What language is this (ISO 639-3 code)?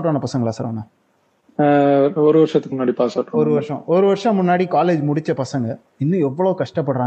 tam